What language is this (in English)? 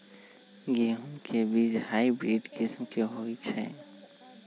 Magahi